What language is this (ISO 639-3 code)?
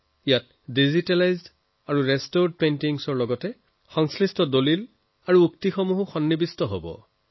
asm